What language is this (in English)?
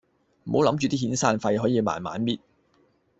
Cantonese